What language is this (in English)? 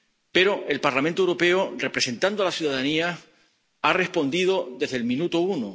Spanish